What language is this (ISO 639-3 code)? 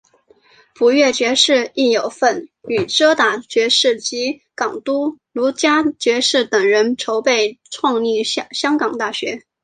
zho